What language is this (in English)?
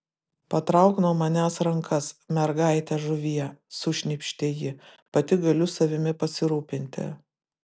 Lithuanian